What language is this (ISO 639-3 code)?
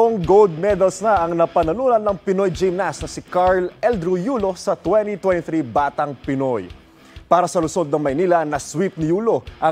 fil